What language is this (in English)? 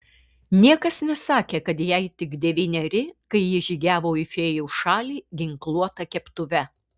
Lithuanian